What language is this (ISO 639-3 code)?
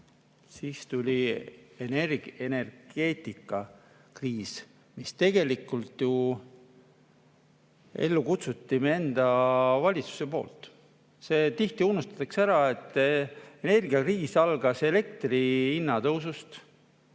est